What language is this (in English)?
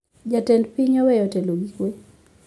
Luo (Kenya and Tanzania)